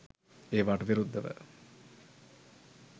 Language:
Sinhala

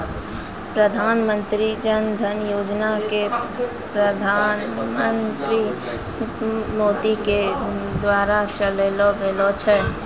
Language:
Maithili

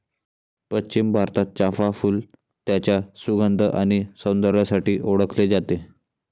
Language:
Marathi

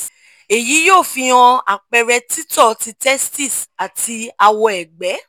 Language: Yoruba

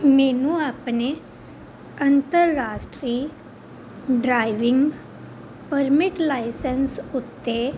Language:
Punjabi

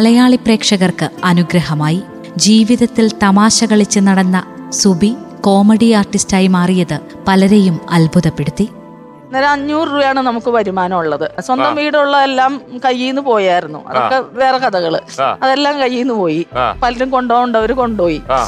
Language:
Malayalam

